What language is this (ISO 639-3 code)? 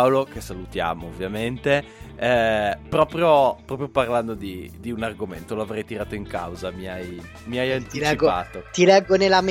ita